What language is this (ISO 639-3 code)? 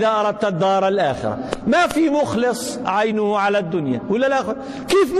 ara